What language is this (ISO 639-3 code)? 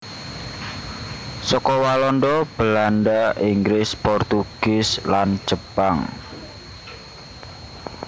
jav